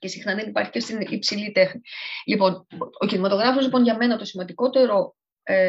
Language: Greek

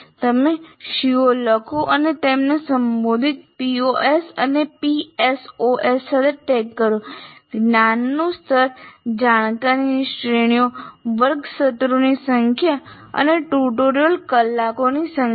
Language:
Gujarati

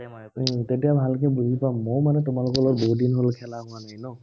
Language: Assamese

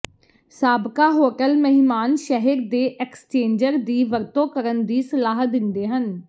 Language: Punjabi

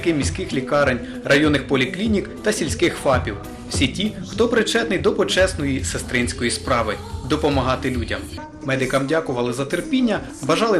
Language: Ukrainian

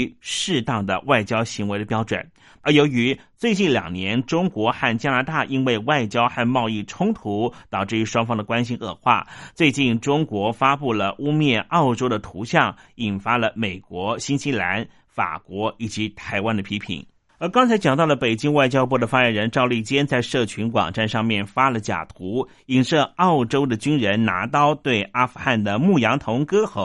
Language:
Chinese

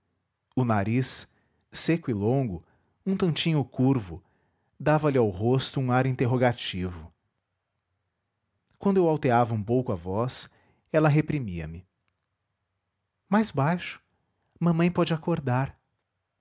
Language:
Portuguese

